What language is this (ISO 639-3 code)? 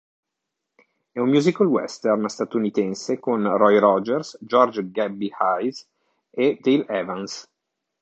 ita